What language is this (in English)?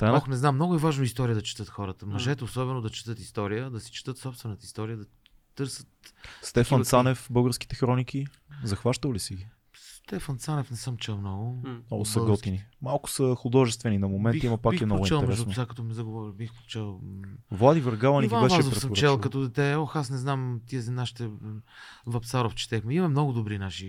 Bulgarian